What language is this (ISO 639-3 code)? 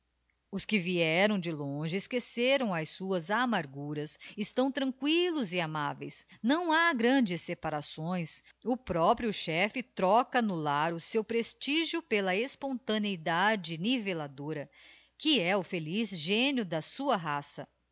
por